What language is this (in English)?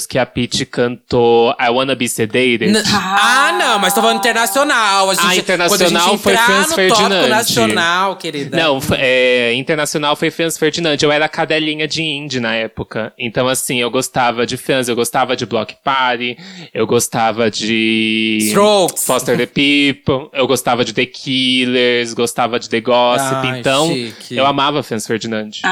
Portuguese